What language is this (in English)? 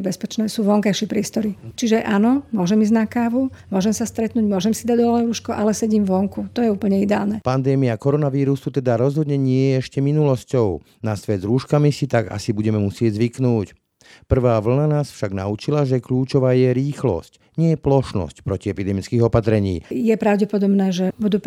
Slovak